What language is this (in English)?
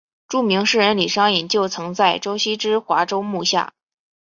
Chinese